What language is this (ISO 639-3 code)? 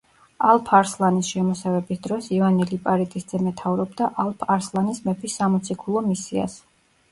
kat